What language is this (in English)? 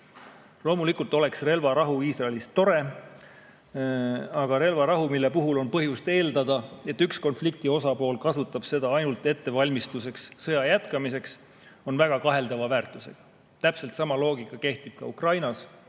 Estonian